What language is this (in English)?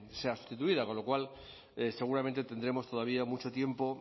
Spanish